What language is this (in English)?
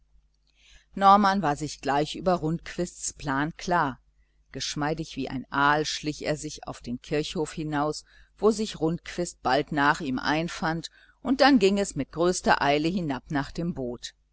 German